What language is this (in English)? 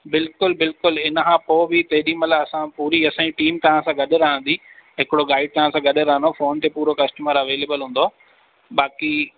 Sindhi